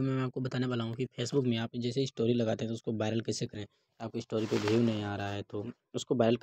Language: Hindi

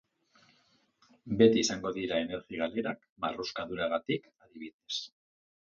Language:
Basque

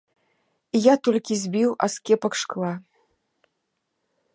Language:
Belarusian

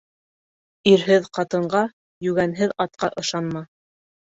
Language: Bashkir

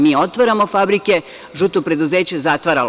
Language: Serbian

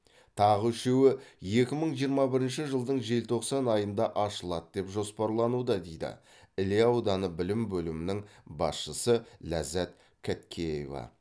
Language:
Kazakh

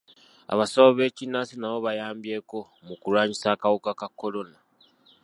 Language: Ganda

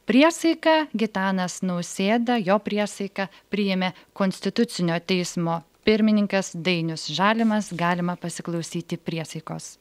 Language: Lithuanian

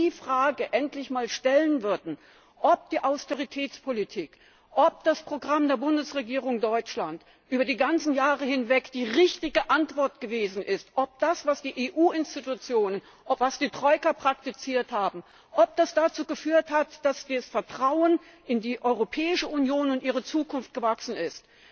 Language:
German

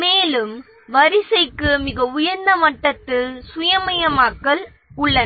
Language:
Tamil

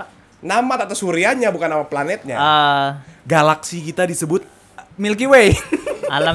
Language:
Indonesian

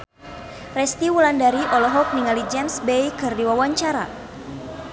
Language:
Sundanese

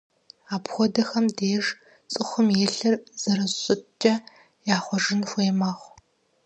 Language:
Kabardian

